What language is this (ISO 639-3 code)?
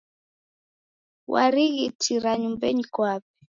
dav